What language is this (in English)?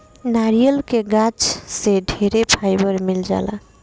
Bhojpuri